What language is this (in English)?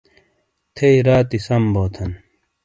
Shina